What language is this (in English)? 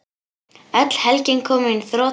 Icelandic